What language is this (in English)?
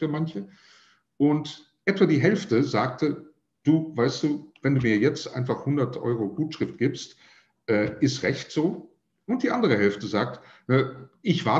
German